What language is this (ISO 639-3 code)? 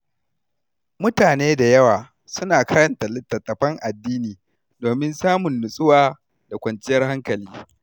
hau